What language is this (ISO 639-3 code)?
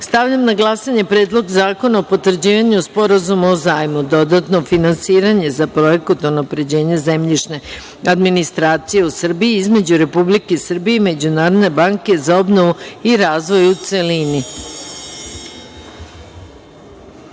srp